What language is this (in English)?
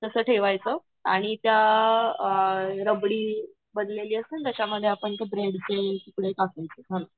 Marathi